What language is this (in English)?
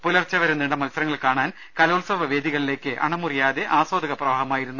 Malayalam